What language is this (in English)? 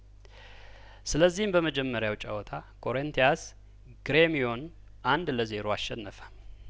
Amharic